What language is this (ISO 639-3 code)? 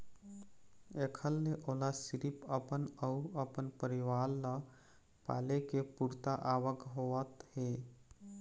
hne